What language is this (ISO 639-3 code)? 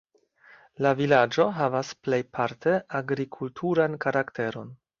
epo